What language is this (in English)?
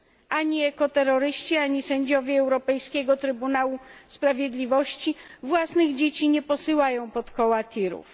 Polish